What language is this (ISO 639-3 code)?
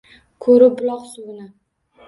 uzb